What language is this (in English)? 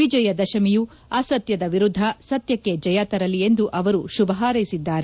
Kannada